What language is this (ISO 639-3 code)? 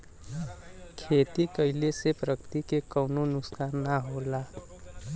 bho